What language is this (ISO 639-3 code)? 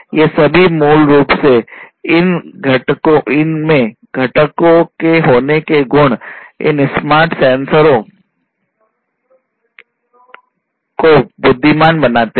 hin